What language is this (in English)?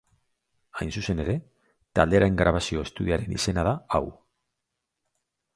Basque